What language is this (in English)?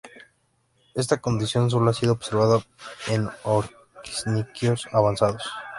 Spanish